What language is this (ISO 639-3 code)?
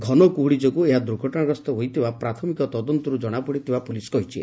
ori